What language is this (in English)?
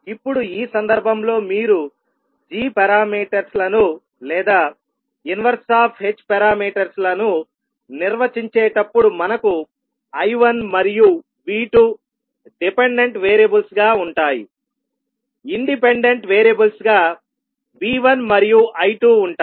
Telugu